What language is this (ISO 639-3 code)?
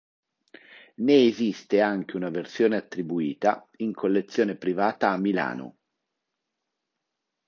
ita